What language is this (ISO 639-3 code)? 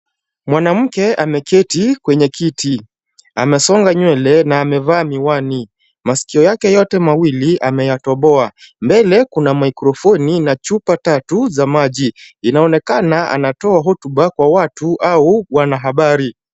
swa